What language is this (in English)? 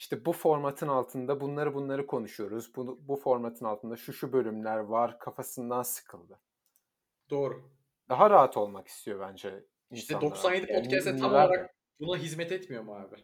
Turkish